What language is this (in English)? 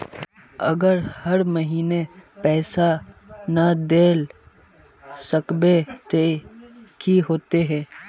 Magahi